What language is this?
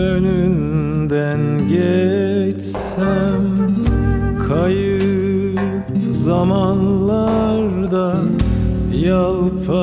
Turkish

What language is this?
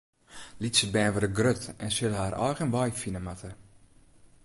Western Frisian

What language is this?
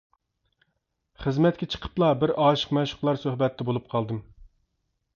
Uyghur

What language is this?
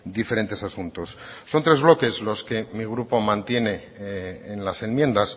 Spanish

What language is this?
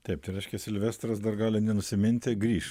Lithuanian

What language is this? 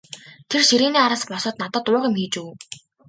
Mongolian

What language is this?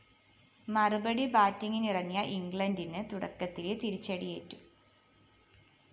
Malayalam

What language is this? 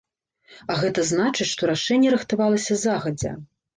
Belarusian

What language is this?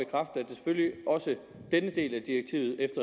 Danish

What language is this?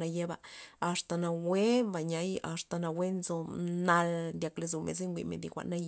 Loxicha Zapotec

